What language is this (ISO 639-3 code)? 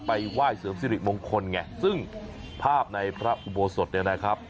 tha